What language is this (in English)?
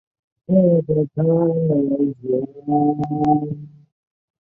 Chinese